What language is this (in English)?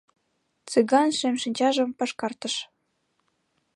Mari